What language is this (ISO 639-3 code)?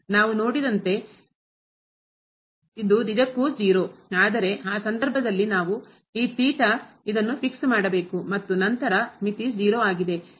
kan